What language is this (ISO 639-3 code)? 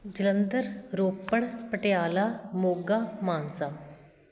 pan